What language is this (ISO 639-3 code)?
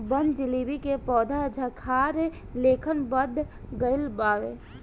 bho